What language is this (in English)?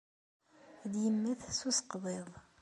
Kabyle